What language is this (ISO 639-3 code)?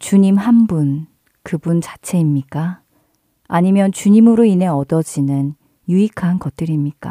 kor